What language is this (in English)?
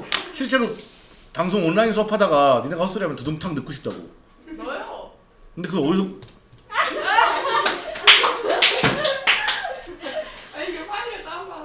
Korean